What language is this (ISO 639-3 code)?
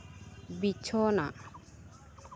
sat